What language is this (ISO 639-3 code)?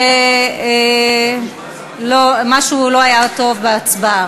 heb